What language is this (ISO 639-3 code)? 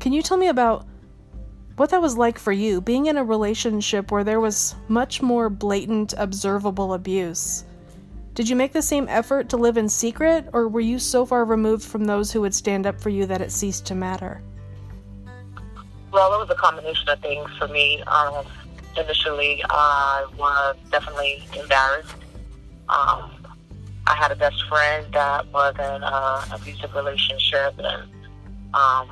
eng